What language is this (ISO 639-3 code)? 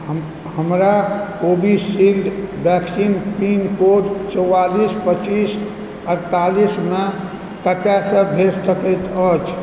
mai